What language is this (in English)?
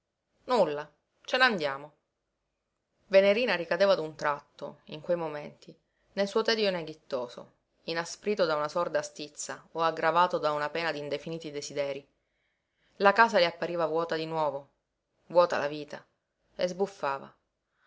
Italian